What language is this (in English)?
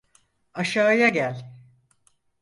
Turkish